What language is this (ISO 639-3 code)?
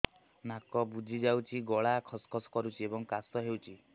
ori